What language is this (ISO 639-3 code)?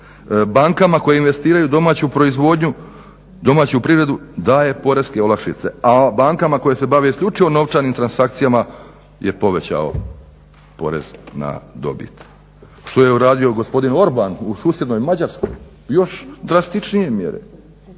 hrv